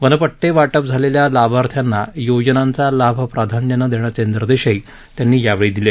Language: Marathi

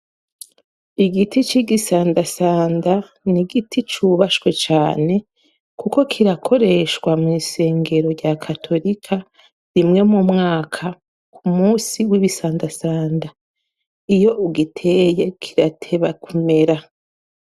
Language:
Rundi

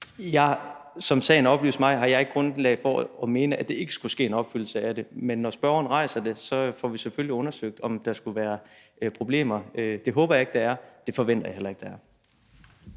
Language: Danish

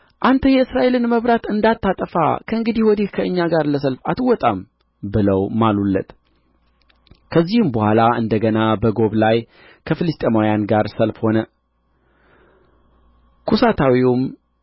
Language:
Amharic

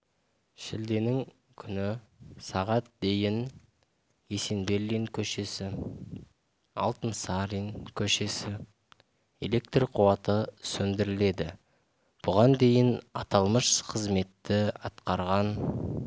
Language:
Kazakh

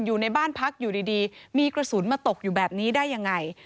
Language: Thai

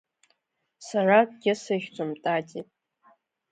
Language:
Abkhazian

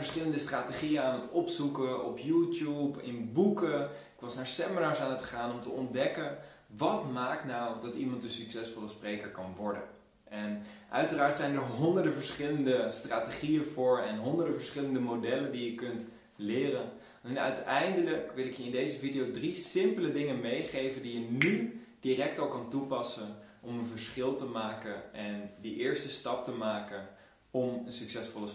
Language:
Dutch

